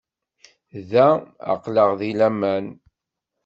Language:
Kabyle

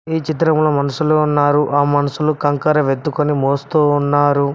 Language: Telugu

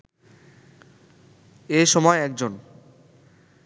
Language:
Bangla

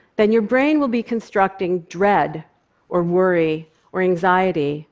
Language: English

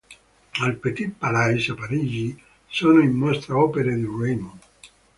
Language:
Italian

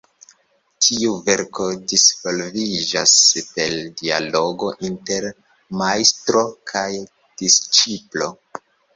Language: Esperanto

